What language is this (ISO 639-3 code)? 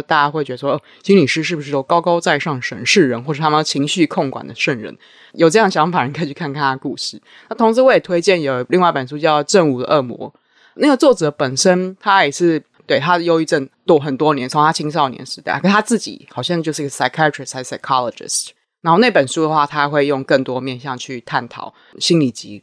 zho